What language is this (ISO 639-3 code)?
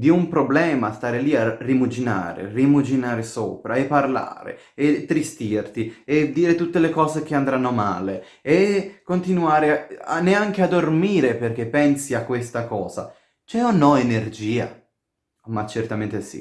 ita